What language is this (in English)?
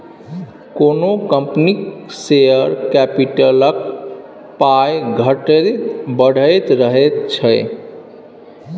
Maithili